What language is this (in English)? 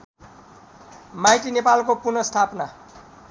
Nepali